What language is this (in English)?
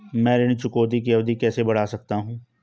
Hindi